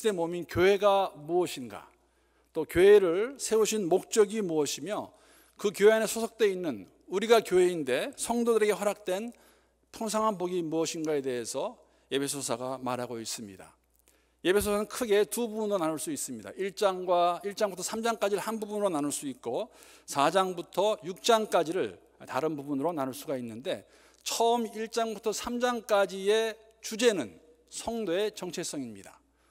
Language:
Korean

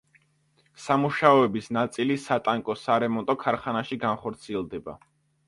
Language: Georgian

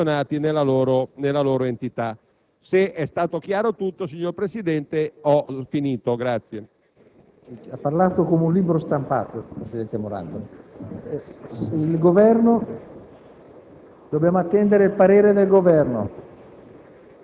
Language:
Italian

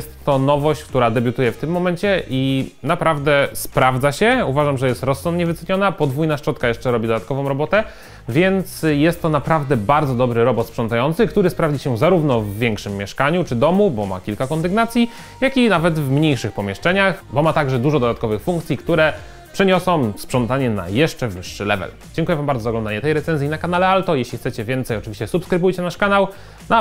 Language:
Polish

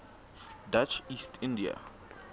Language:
Southern Sotho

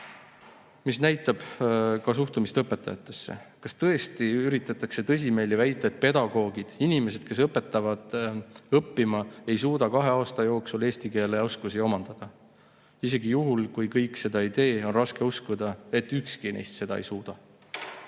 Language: Estonian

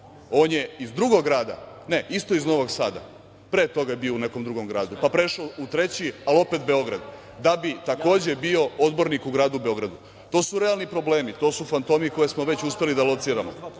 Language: Serbian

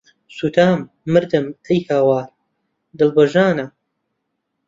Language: Central Kurdish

